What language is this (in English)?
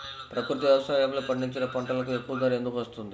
Telugu